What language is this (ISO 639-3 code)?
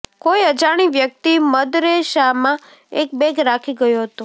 guj